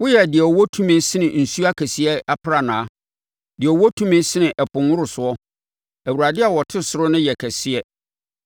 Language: Akan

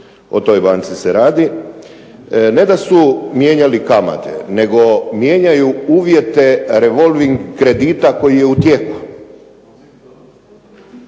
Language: Croatian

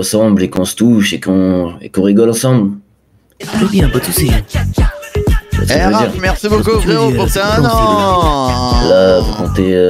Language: French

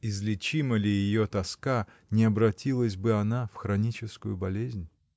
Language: Russian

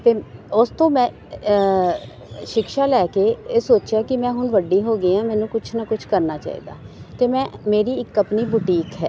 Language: Punjabi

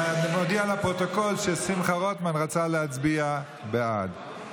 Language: Hebrew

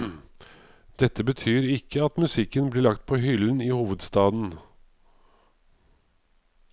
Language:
Norwegian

